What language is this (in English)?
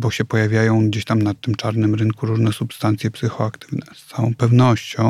Polish